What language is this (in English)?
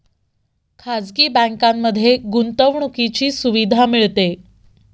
Marathi